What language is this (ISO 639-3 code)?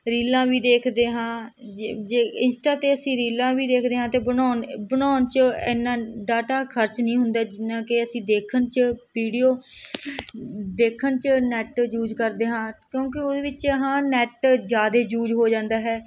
pan